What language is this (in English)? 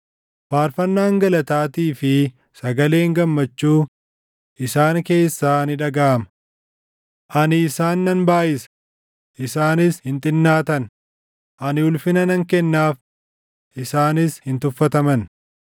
Oromo